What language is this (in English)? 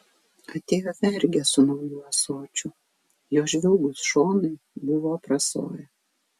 Lithuanian